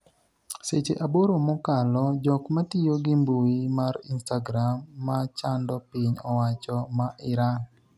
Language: Luo (Kenya and Tanzania)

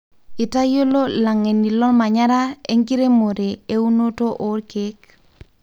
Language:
Masai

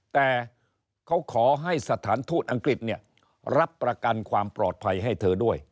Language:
Thai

